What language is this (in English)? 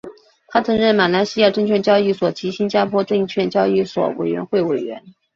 Chinese